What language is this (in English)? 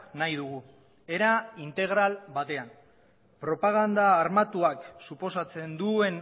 Basque